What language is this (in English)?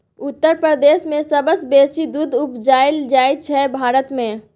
Maithili